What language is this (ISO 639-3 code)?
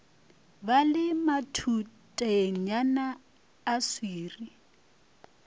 nso